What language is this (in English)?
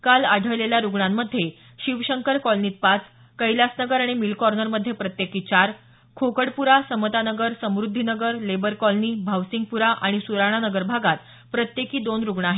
Marathi